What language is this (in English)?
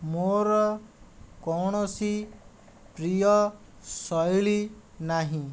Odia